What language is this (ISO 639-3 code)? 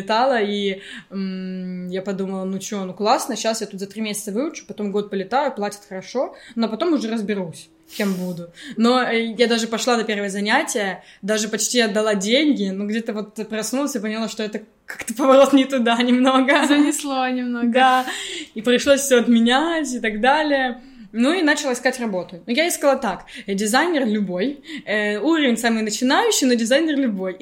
rus